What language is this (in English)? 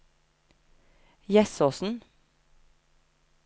Norwegian